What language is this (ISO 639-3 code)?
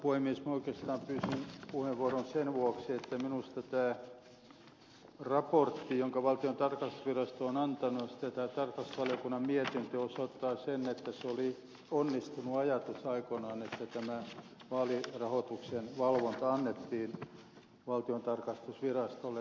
fin